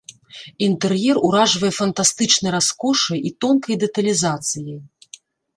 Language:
Belarusian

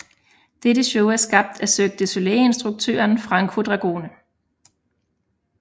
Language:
Danish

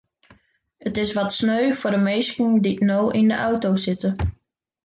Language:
Western Frisian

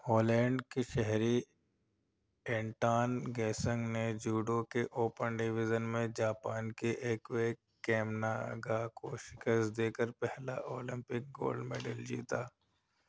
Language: Urdu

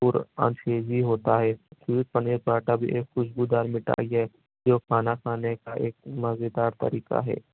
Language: Urdu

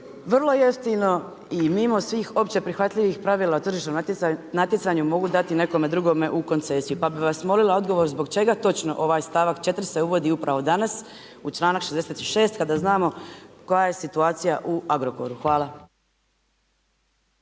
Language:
Croatian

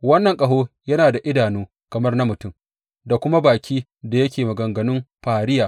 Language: Hausa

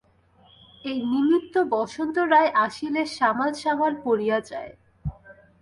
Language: Bangla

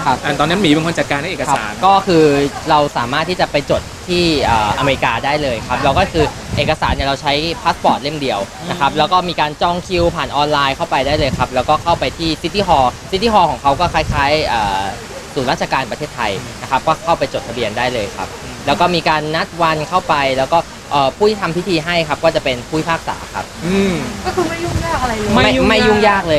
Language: Thai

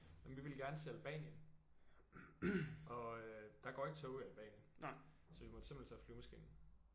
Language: Danish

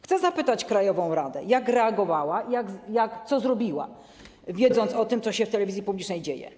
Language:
Polish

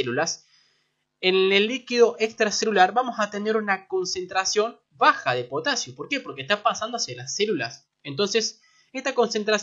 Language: Spanish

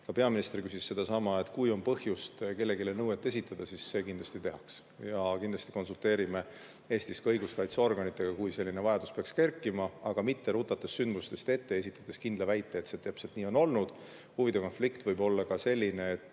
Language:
Estonian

